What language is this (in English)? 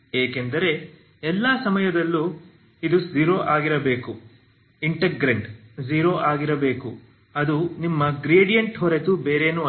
Kannada